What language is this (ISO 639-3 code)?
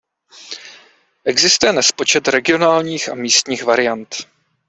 ces